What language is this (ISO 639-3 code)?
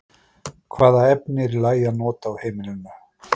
isl